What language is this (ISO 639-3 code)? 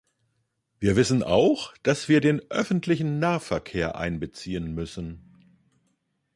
deu